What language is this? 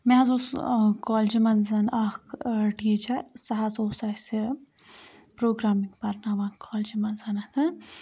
Kashmiri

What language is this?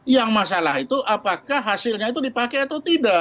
Indonesian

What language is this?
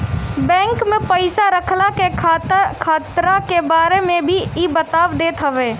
Bhojpuri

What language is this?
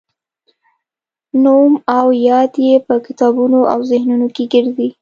Pashto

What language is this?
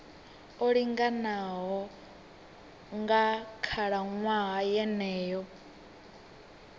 Venda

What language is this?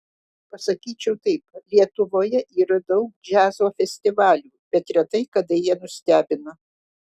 Lithuanian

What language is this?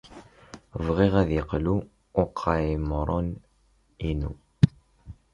Kabyle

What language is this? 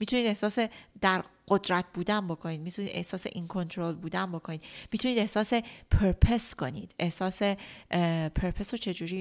Persian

